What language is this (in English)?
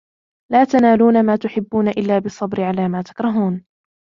Arabic